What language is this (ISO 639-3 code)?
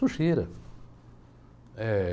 por